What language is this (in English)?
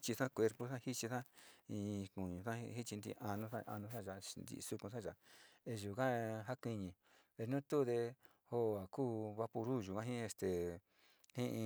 Sinicahua Mixtec